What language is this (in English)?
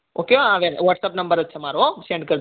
Gujarati